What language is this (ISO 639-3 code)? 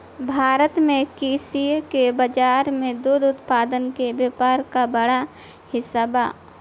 bho